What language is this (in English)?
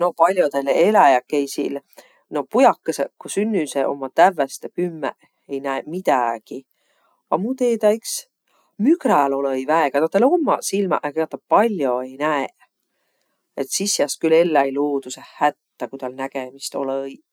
Võro